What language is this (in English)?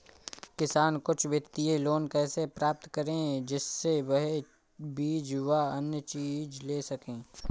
Hindi